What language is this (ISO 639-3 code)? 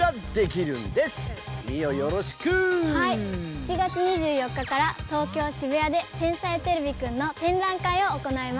jpn